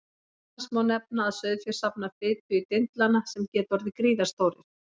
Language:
Icelandic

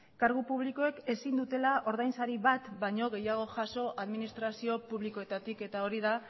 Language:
Basque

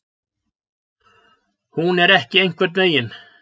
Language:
Icelandic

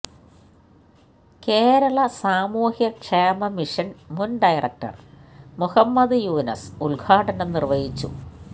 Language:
Malayalam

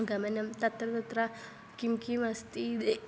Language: Sanskrit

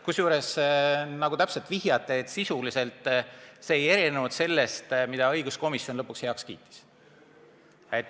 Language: Estonian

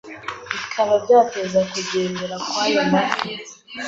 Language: Kinyarwanda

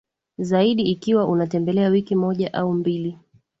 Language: Swahili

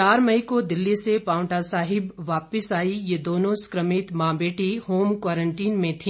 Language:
Hindi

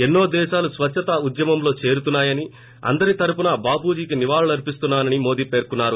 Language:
Telugu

